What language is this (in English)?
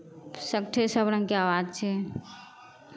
Maithili